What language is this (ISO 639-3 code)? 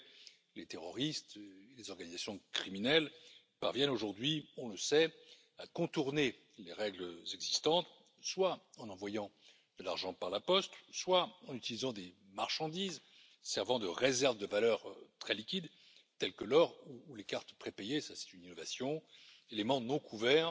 fra